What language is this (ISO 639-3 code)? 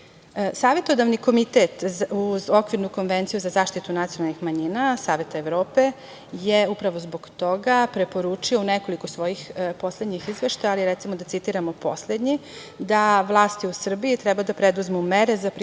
srp